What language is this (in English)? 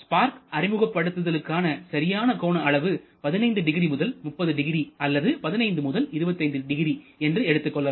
Tamil